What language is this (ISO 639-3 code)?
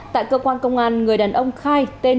vie